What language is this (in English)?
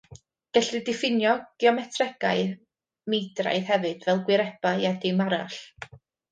Welsh